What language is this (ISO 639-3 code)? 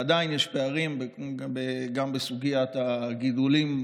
heb